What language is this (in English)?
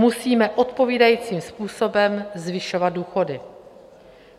Czech